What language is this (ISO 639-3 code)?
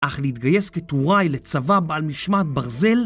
heb